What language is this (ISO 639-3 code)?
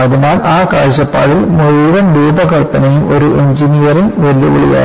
mal